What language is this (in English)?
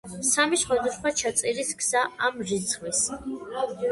Georgian